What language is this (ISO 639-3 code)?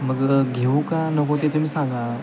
mar